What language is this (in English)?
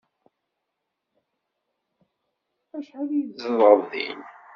Kabyle